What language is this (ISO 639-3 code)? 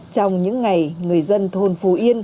vie